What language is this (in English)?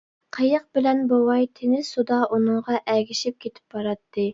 Uyghur